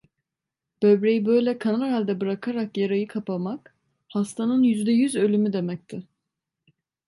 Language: Turkish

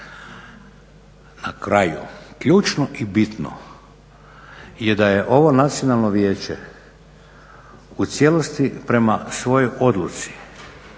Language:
Croatian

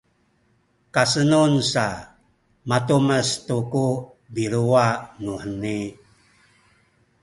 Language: Sakizaya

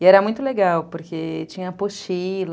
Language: Portuguese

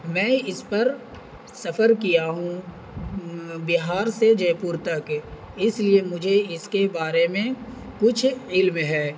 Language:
Urdu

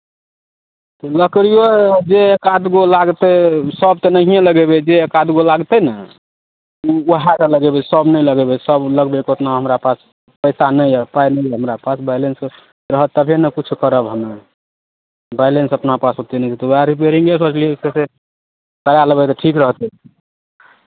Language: Maithili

